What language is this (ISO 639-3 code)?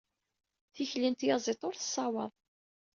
kab